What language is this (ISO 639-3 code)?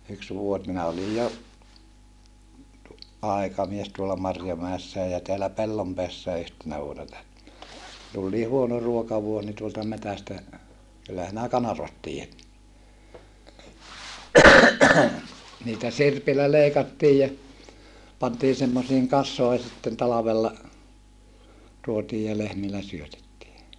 fin